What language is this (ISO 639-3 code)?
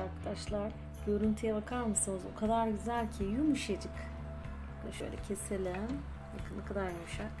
tur